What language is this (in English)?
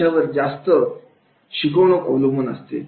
Marathi